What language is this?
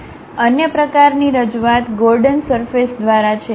Gujarati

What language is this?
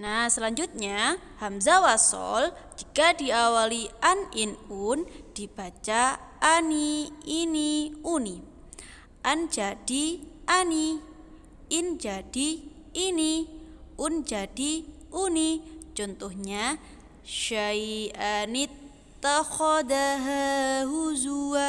Indonesian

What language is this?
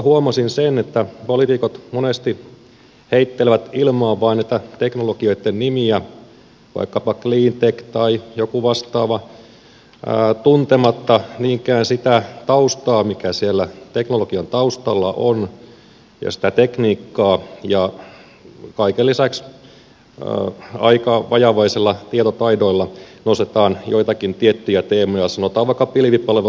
Finnish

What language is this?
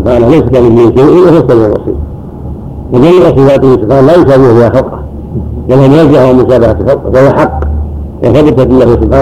Arabic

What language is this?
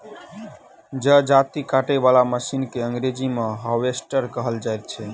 Maithili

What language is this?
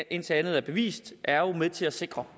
Danish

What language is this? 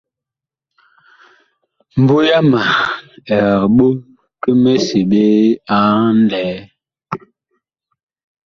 Bakoko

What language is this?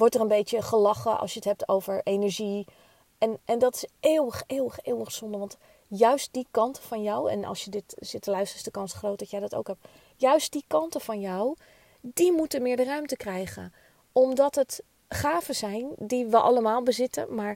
Dutch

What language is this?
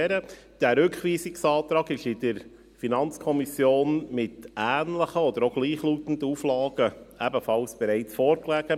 Swiss German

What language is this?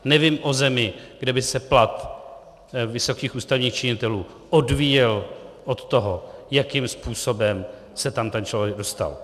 Czech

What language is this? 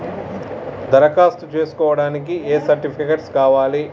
Telugu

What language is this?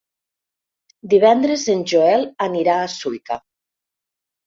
Catalan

